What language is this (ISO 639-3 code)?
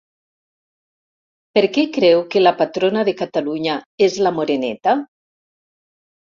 cat